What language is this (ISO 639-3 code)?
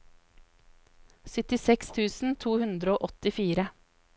nor